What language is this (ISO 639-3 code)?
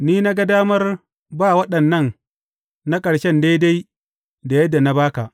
hau